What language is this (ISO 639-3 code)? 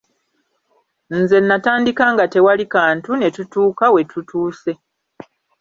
lug